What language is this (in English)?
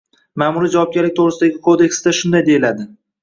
Uzbek